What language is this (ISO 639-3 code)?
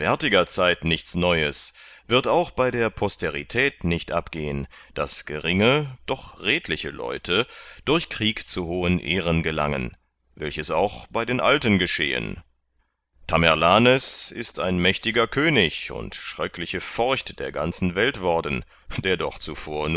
deu